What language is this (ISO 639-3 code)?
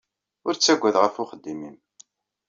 kab